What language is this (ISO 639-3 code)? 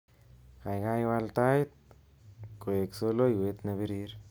kln